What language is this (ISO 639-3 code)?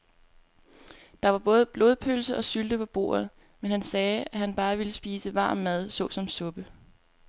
dan